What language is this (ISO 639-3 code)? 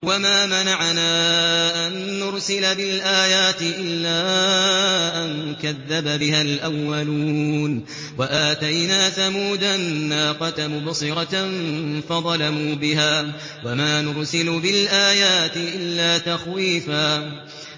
ara